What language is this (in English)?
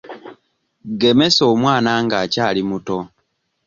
Ganda